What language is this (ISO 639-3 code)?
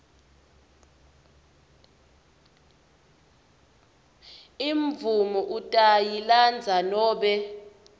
ssw